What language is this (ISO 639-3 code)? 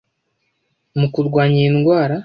kin